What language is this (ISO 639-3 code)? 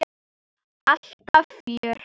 isl